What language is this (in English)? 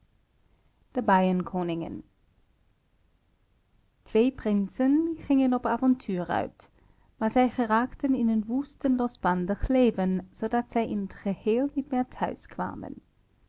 Dutch